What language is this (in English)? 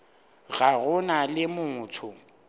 Northern Sotho